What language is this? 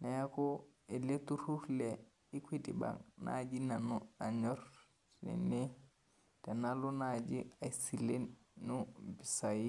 Masai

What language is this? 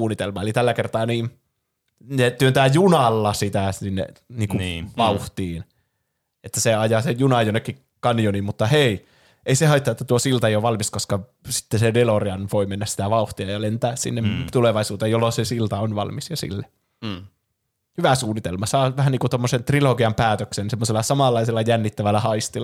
Finnish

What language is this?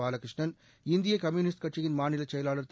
Tamil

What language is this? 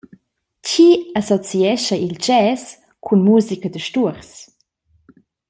Romansh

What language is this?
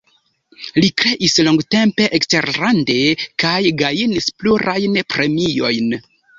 Esperanto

